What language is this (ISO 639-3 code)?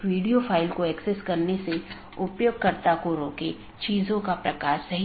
hin